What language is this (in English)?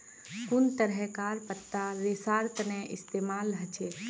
Magahi